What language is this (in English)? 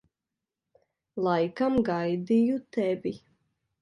Latvian